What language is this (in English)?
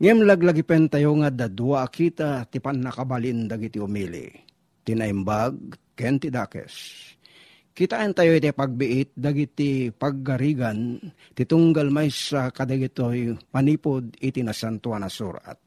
Filipino